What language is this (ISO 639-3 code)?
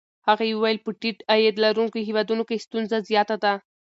pus